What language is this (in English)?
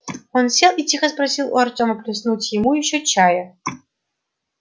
Russian